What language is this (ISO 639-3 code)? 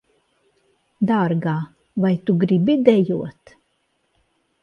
lav